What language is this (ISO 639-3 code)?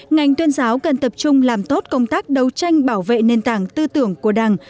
vie